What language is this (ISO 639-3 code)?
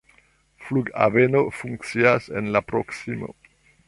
epo